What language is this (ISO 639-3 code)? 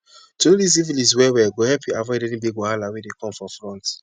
pcm